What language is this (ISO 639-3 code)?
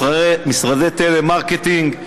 heb